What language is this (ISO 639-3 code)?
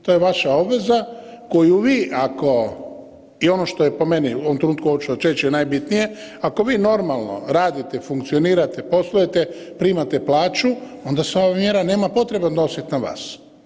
hrv